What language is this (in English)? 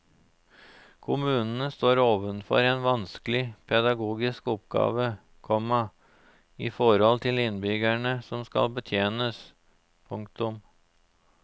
Norwegian